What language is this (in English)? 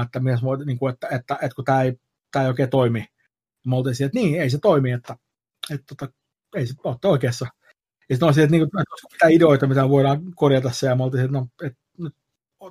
Finnish